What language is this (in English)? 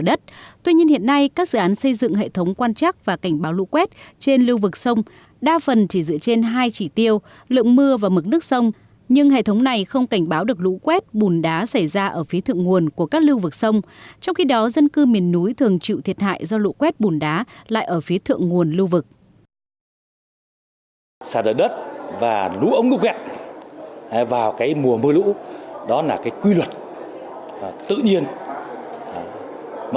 Vietnamese